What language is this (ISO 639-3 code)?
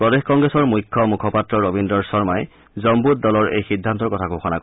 asm